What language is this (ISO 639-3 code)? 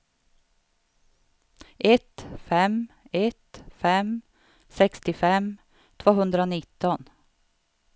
swe